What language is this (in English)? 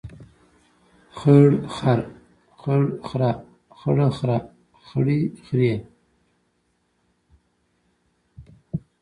Pashto